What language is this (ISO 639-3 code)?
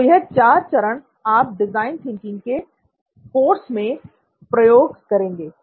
hin